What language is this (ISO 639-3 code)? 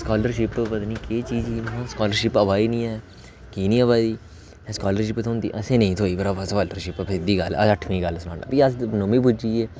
doi